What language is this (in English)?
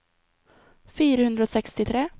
Norwegian